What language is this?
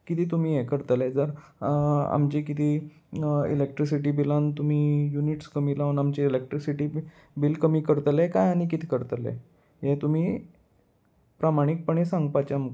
Konkani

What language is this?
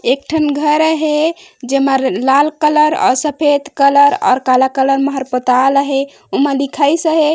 Chhattisgarhi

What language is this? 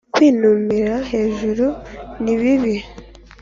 Kinyarwanda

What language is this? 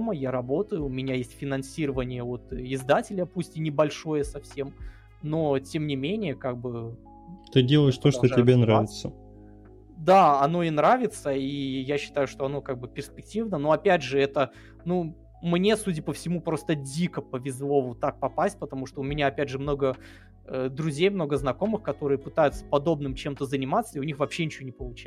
Russian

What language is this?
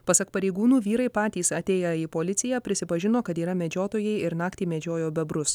Lithuanian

